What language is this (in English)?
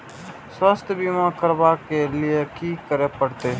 Maithili